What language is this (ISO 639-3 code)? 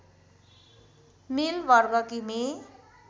nep